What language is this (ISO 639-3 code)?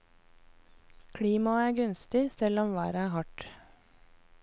nor